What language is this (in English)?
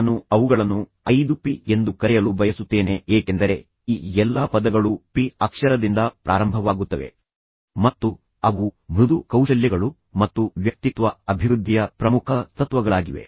Kannada